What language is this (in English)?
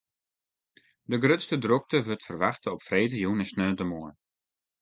Western Frisian